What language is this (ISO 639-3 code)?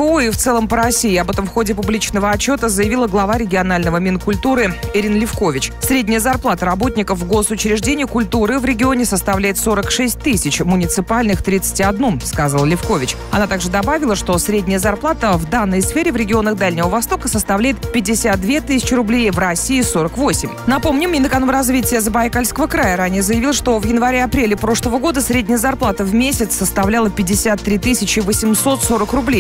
rus